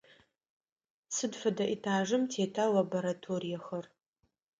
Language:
Adyghe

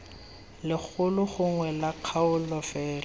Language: Tswana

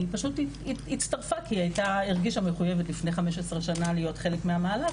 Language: Hebrew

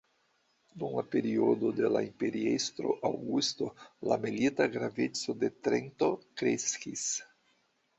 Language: Esperanto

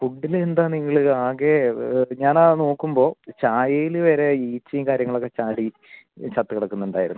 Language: Malayalam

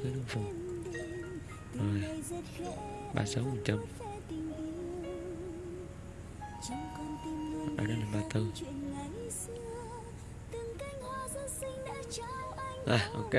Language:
Vietnamese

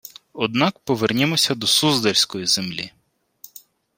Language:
Ukrainian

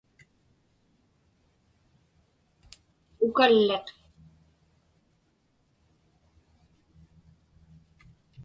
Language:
Inupiaq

